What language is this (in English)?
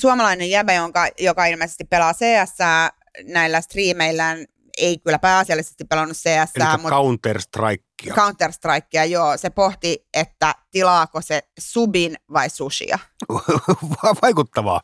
Finnish